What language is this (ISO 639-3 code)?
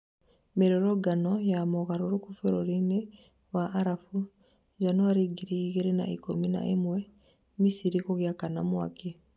kik